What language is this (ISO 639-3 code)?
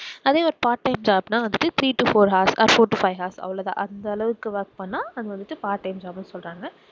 tam